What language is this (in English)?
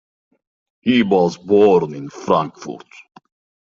English